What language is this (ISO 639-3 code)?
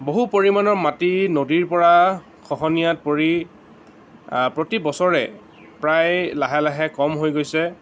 asm